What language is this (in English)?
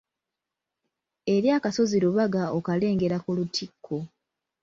Ganda